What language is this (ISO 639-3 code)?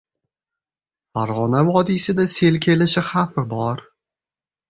uzb